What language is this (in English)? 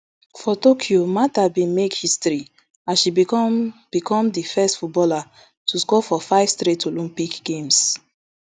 Nigerian Pidgin